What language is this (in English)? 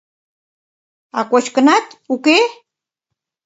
Mari